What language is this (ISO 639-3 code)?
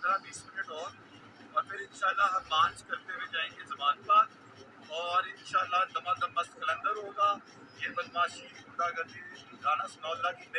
urd